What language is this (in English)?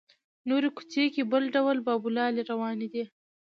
Pashto